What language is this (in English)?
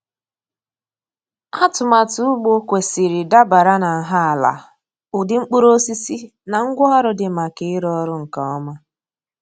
Igbo